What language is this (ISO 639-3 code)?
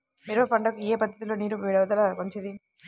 tel